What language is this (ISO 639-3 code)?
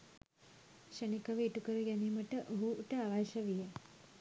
sin